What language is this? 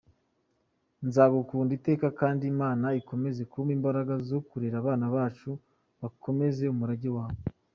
Kinyarwanda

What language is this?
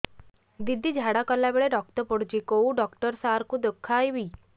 Odia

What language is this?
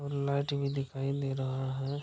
Hindi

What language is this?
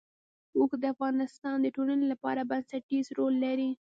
Pashto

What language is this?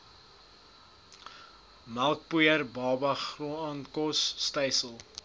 Afrikaans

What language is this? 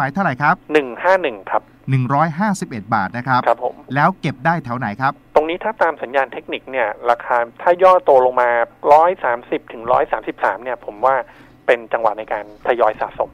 Thai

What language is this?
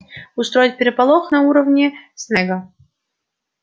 Russian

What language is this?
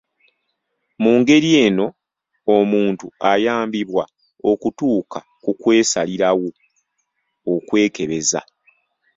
Ganda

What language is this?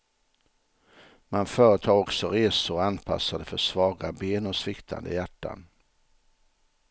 Swedish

